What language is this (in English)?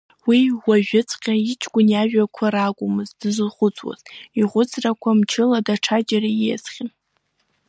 Abkhazian